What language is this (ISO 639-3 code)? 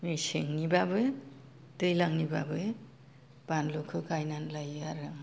brx